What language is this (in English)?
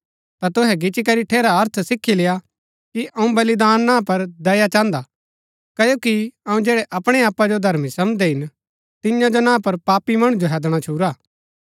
Gaddi